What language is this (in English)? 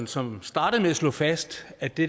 Danish